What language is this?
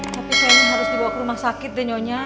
Indonesian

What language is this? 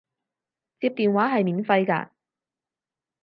Cantonese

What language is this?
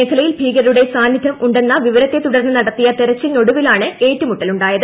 Malayalam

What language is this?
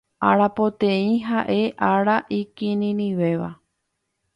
Guarani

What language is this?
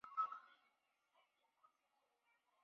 Chinese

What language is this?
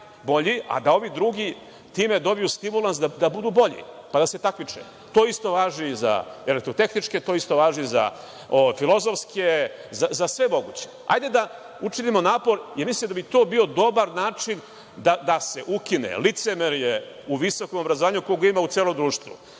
Serbian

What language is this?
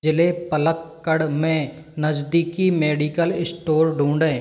Hindi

